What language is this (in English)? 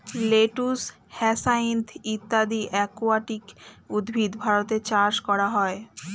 Bangla